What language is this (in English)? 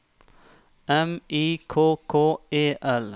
Norwegian